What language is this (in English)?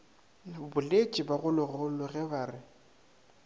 Northern Sotho